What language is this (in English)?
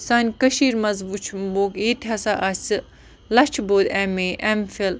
Kashmiri